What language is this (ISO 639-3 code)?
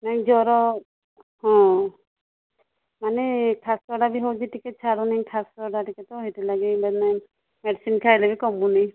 ori